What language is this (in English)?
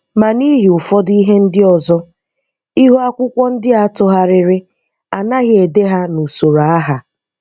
Igbo